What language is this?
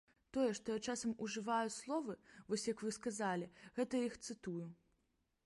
Belarusian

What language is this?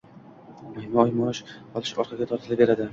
Uzbek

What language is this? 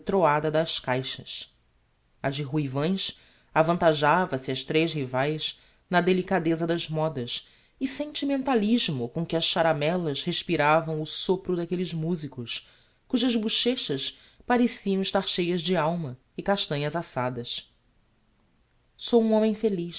Portuguese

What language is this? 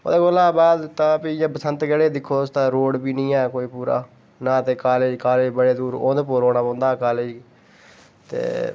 Dogri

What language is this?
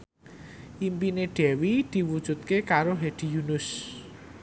Javanese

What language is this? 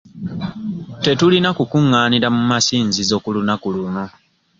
Ganda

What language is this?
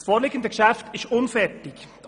Swiss German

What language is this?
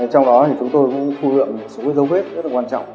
Vietnamese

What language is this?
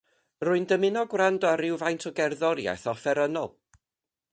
Welsh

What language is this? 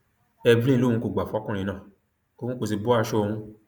Yoruba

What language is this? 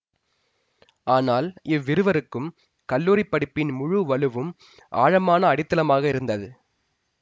Tamil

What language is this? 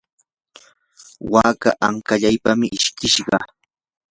Yanahuanca Pasco Quechua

